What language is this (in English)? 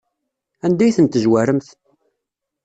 Kabyle